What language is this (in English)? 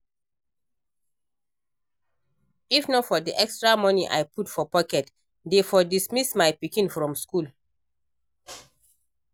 Nigerian Pidgin